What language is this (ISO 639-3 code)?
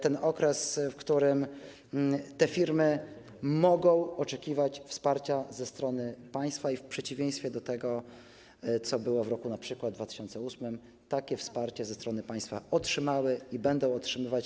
pol